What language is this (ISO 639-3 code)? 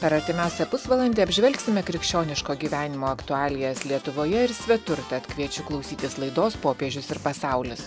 lit